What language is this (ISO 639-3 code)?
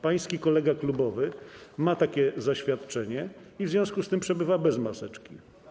pol